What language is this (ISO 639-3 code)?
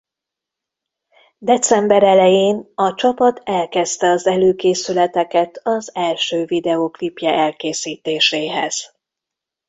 hun